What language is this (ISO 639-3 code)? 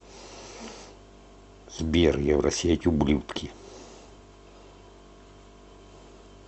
rus